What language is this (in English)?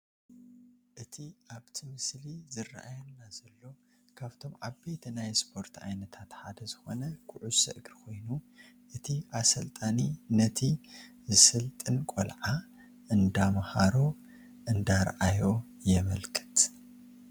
Tigrinya